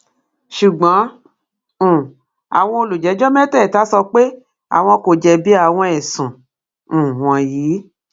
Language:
Yoruba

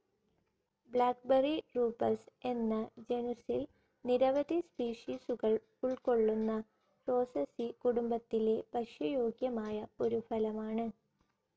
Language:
Malayalam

